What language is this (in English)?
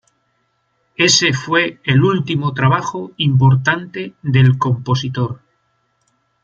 Spanish